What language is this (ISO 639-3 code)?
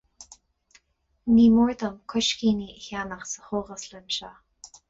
gle